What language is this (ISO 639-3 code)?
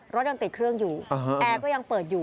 tha